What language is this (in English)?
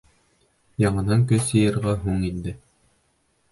Bashkir